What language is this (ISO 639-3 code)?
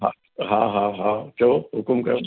snd